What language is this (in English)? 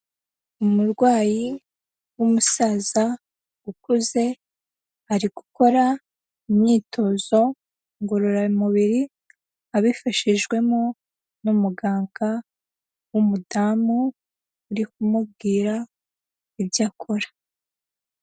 Kinyarwanda